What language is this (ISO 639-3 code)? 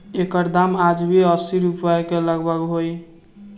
bho